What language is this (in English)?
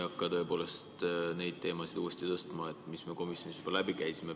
Estonian